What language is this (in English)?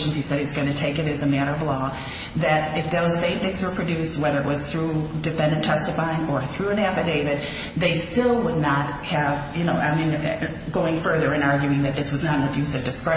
English